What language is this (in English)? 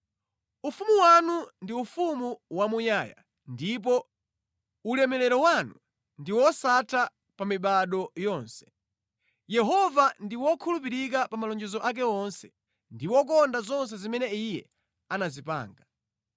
Nyanja